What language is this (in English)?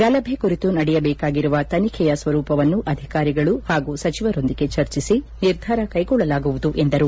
Kannada